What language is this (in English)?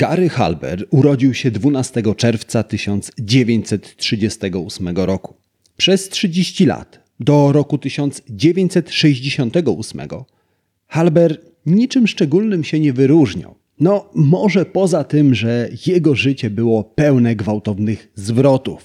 Polish